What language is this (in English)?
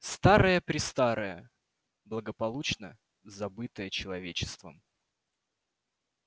Russian